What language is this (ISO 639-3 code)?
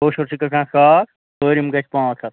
kas